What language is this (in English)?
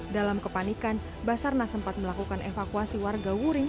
Indonesian